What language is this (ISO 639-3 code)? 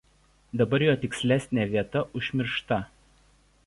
lit